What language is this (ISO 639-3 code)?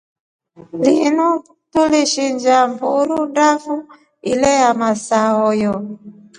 rof